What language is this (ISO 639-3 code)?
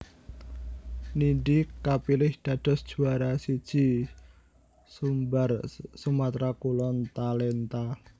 jav